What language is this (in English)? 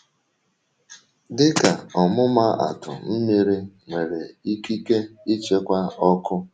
Igbo